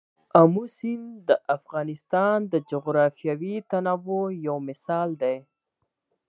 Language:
Pashto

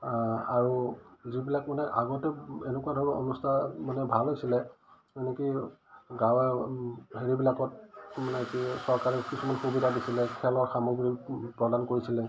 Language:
Assamese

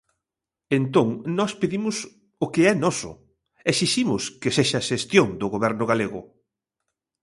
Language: Galician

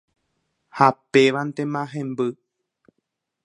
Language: Guarani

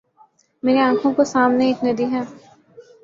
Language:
Urdu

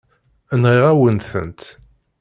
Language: Kabyle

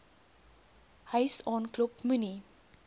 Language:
Afrikaans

